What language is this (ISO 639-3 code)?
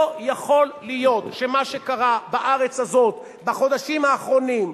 heb